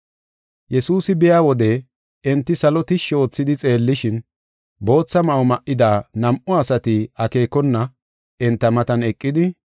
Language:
Gofa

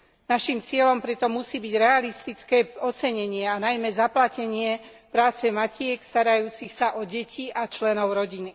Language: Slovak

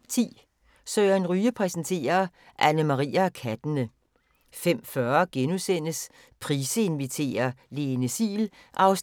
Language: Danish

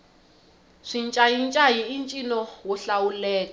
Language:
Tsonga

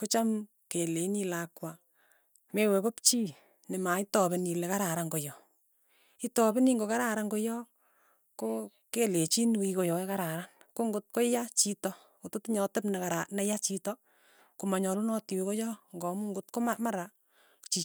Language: Tugen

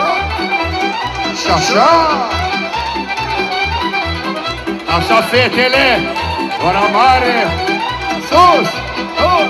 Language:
Romanian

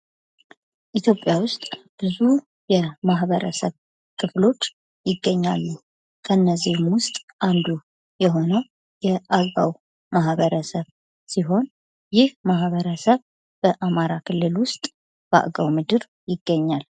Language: Amharic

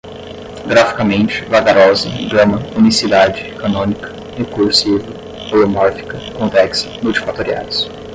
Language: Portuguese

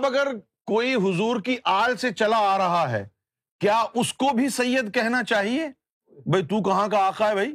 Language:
Urdu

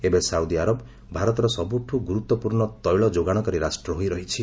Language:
Odia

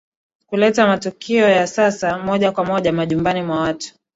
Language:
Swahili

